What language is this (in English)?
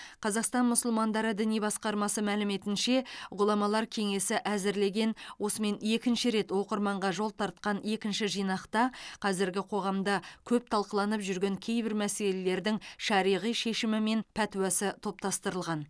Kazakh